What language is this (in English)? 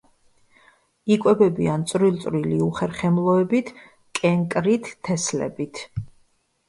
Georgian